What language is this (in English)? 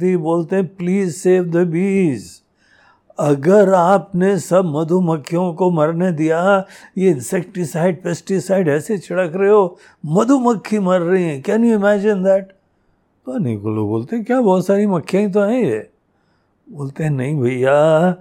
Hindi